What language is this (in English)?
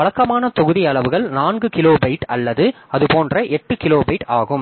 Tamil